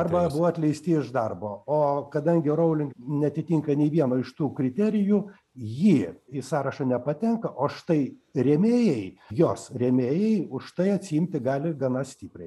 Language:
Lithuanian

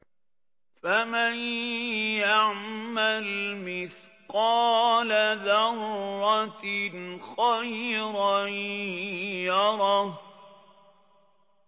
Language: Arabic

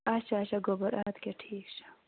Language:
Kashmiri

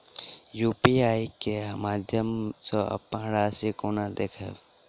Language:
Maithili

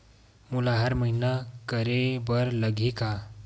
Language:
Chhattisgarhi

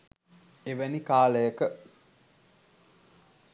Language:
Sinhala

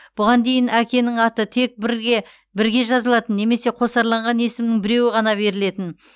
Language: Kazakh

